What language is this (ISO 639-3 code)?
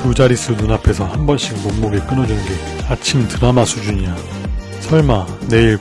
kor